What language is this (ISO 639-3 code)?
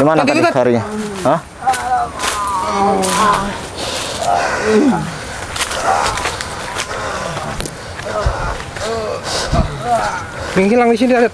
ind